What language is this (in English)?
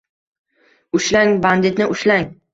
Uzbek